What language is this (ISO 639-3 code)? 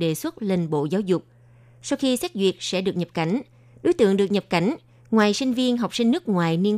vie